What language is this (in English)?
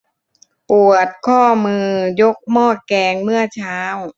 Thai